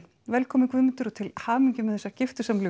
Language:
Icelandic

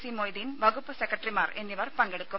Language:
Malayalam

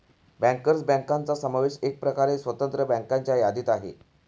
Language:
Marathi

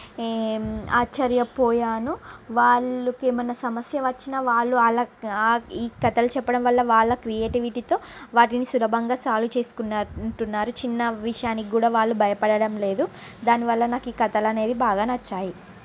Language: Telugu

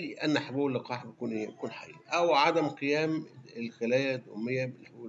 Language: Arabic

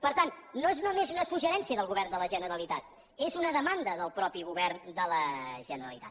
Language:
Catalan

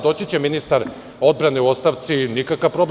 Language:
Serbian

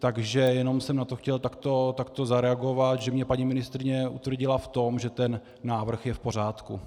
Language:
Czech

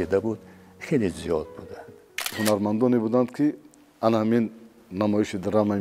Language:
Persian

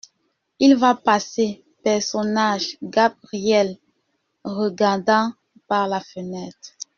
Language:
French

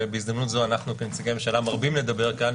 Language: Hebrew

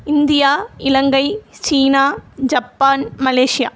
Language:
Tamil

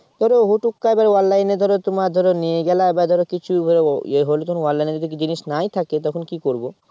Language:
Bangla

